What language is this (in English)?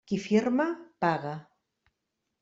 Catalan